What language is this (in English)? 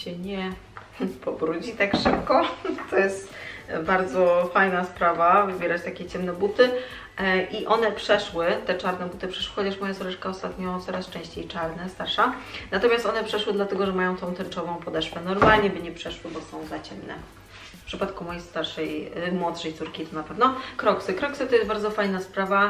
Polish